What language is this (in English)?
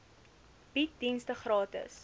Afrikaans